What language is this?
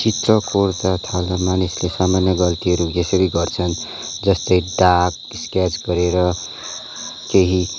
Nepali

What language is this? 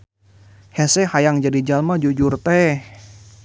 Sundanese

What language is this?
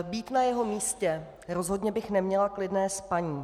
Czech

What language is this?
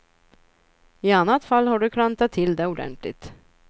Swedish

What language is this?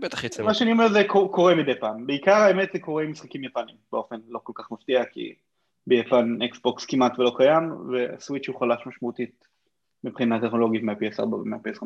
Hebrew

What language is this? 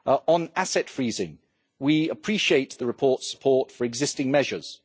English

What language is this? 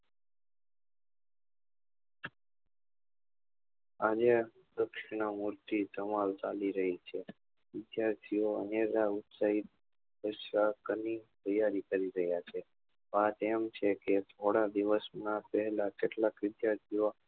Gujarati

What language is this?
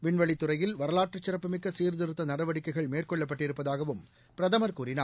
Tamil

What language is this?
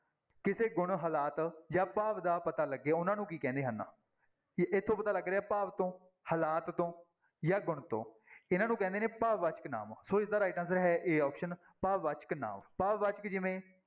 Punjabi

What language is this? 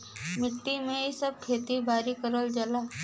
Bhojpuri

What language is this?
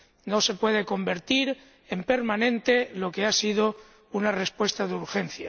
Spanish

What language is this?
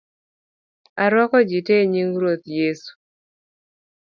Luo (Kenya and Tanzania)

